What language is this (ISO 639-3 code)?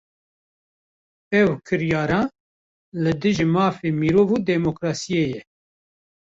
kur